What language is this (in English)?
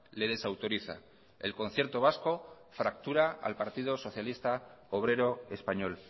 Spanish